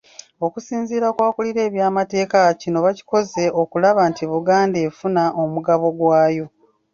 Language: Ganda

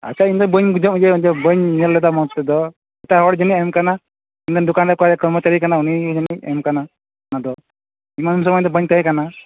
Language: Santali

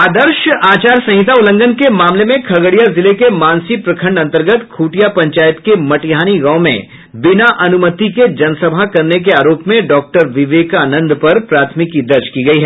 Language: Hindi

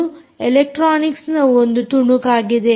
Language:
Kannada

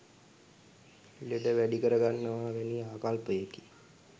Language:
Sinhala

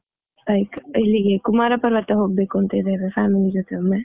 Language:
Kannada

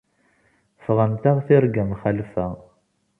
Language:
Kabyle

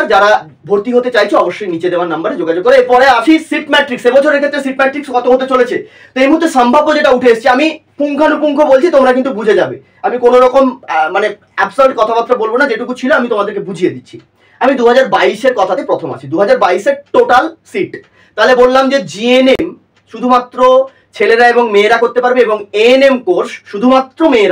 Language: Bangla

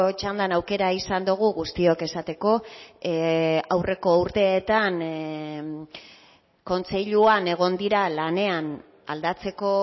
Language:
Basque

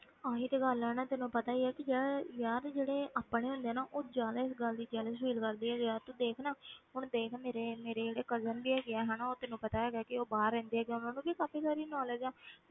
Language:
Punjabi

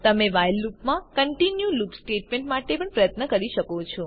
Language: Gujarati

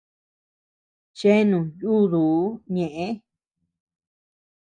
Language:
Tepeuxila Cuicatec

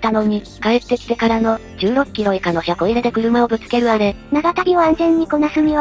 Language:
Japanese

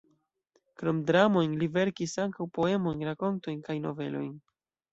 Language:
Esperanto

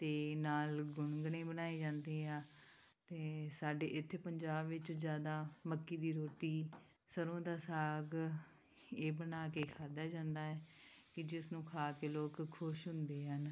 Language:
Punjabi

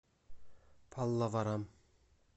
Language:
Russian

